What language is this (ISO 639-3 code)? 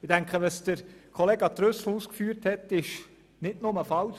gsw